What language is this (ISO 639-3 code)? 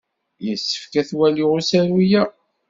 kab